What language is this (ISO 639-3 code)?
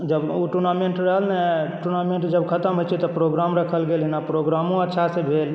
mai